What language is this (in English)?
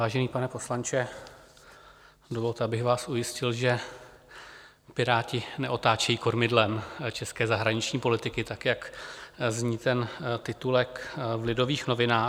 Czech